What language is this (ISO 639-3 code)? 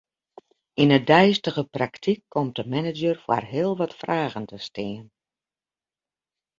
fry